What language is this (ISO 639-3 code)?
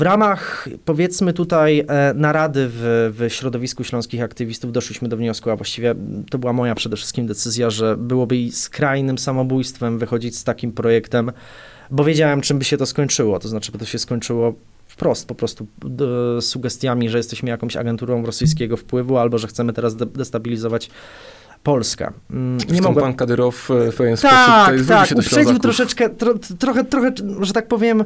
pol